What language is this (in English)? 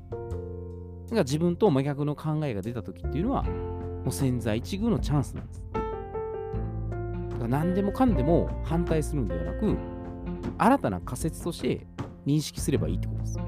Japanese